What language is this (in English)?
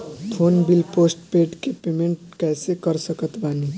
Bhojpuri